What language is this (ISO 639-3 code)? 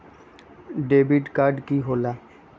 mag